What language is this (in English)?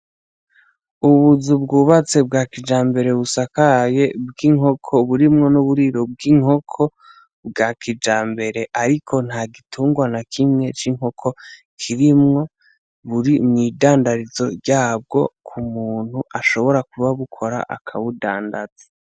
Rundi